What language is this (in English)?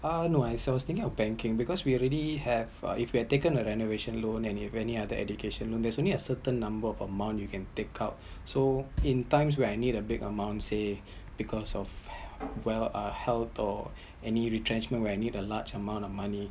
English